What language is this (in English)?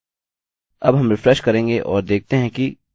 Hindi